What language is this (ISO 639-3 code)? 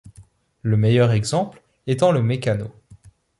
fra